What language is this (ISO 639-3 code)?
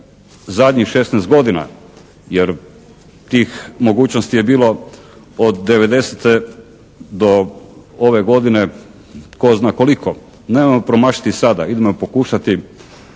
hrv